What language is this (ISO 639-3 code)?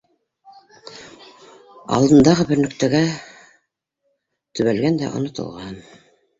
bak